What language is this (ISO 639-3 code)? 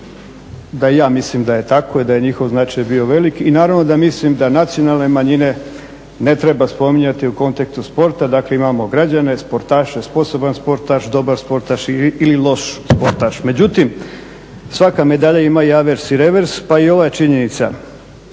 hrv